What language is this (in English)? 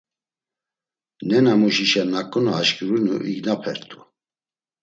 Laz